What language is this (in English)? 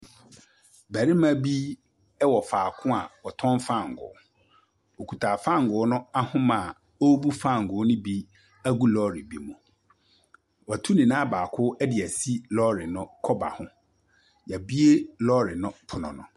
Akan